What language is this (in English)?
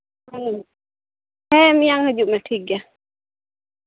Santali